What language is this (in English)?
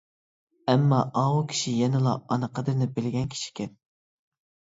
Uyghur